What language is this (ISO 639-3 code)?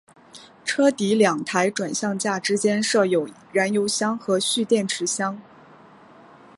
zho